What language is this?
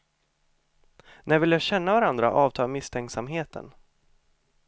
Swedish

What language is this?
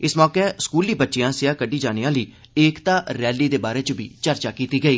Dogri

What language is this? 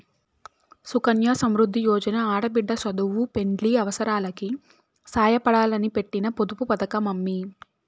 Telugu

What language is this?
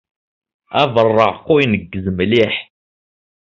Kabyle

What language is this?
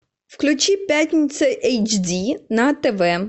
Russian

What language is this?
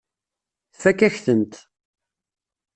Kabyle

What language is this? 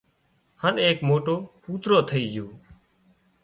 Wadiyara Koli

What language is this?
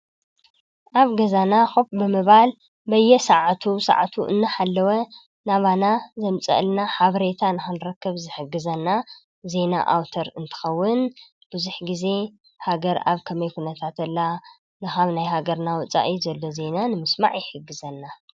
Tigrinya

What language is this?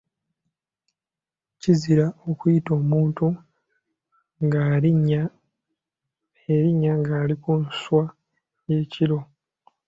Ganda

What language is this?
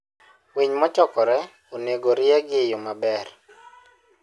Luo (Kenya and Tanzania)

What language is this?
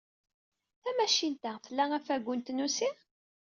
Kabyle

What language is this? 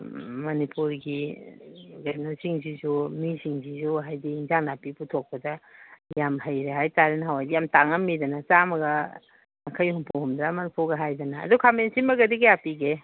Manipuri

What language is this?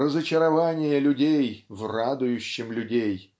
Russian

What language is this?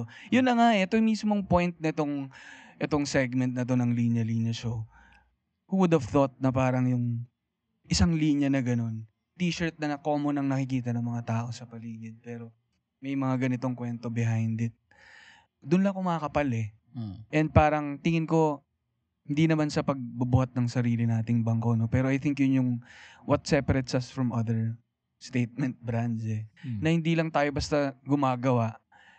Filipino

